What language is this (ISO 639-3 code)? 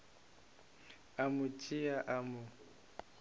nso